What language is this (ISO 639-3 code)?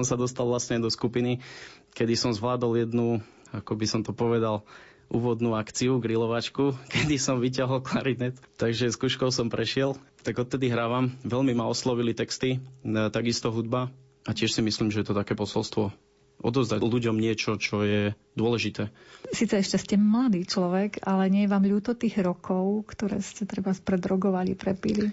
slk